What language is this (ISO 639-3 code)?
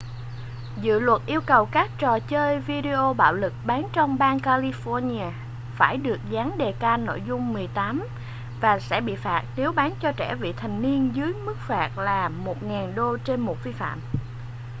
vie